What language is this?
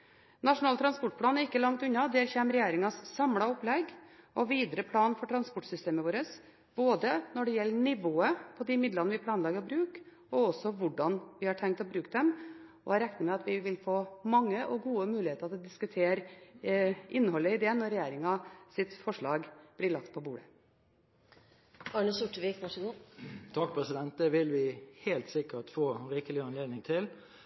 Norwegian Bokmål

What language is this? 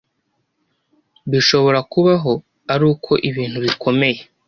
Kinyarwanda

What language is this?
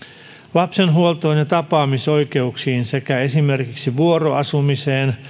Finnish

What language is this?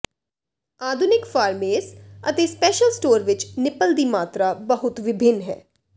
Punjabi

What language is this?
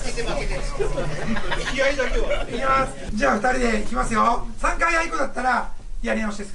Japanese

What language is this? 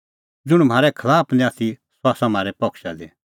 Kullu Pahari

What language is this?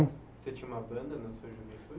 Portuguese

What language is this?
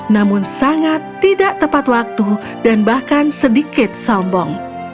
Indonesian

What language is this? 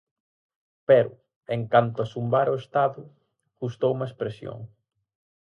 Galician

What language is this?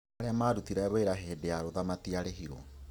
Kikuyu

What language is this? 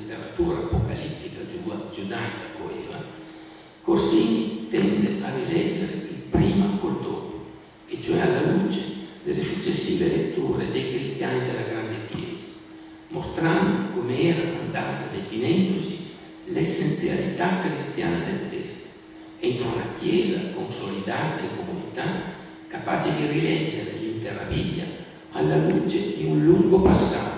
Italian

